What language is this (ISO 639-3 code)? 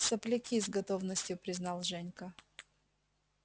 rus